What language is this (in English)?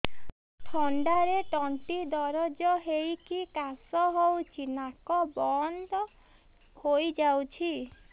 Odia